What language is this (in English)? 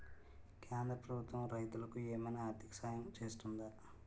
Telugu